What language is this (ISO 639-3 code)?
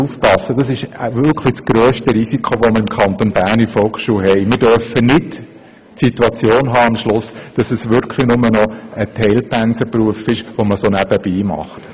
gsw